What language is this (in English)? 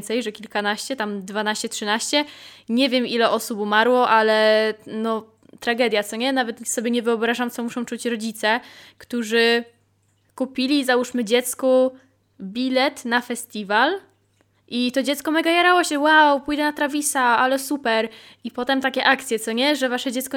Polish